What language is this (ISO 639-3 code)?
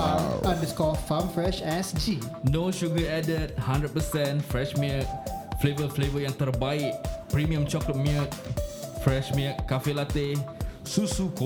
msa